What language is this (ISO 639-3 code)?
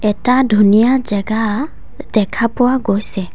asm